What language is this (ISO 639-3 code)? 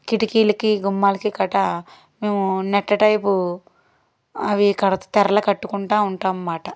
tel